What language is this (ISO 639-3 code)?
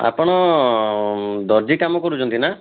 ori